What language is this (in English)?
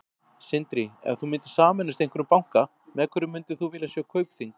Icelandic